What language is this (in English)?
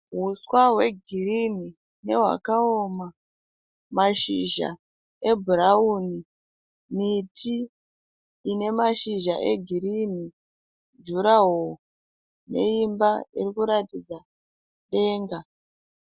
Shona